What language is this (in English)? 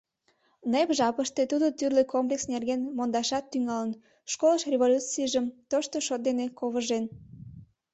Mari